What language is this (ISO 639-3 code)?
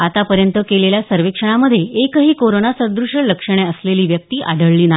mar